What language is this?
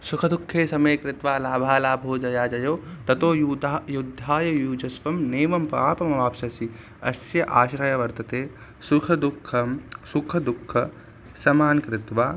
Sanskrit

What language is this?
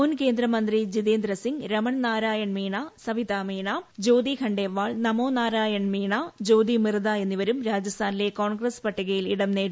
Malayalam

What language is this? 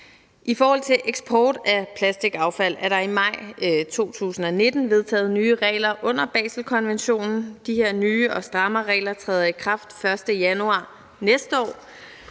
Danish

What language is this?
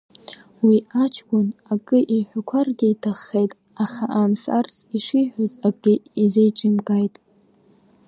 Abkhazian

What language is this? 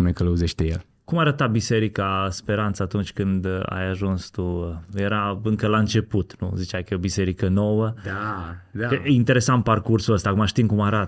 Romanian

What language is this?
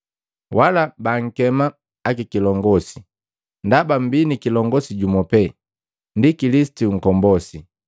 Matengo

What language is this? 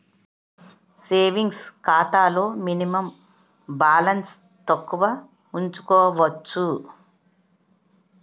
Telugu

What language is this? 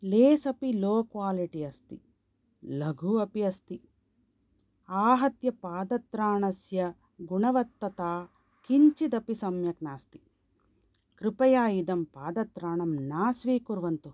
Sanskrit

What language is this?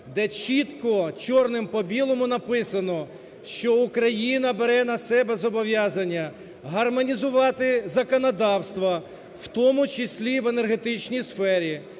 Ukrainian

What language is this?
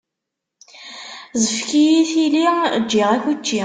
Kabyle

